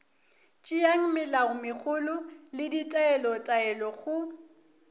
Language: Northern Sotho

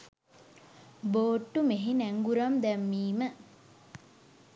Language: Sinhala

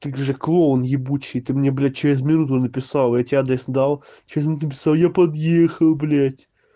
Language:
Russian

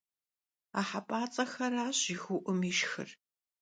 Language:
Kabardian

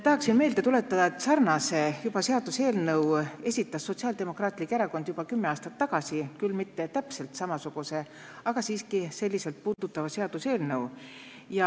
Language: Estonian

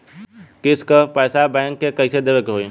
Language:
Bhojpuri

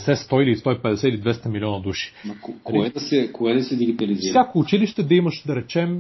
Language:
Bulgarian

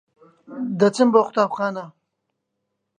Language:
Central Kurdish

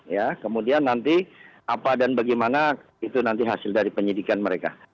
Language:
Indonesian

